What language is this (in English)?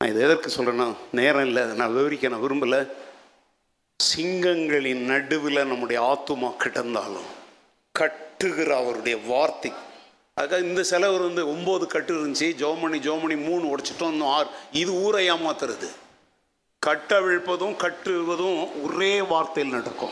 Tamil